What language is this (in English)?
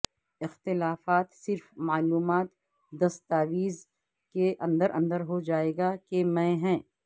Urdu